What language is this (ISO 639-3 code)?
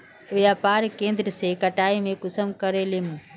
mag